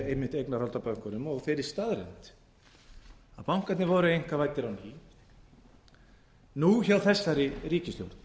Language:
Icelandic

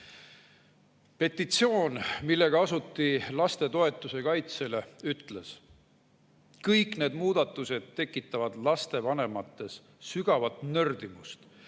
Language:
Estonian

